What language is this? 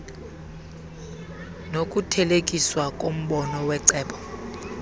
Xhosa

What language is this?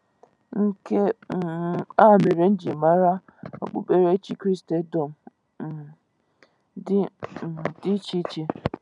Igbo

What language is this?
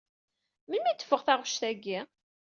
Kabyle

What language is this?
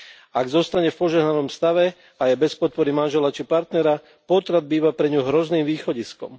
Slovak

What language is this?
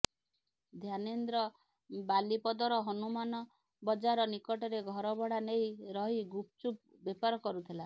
Odia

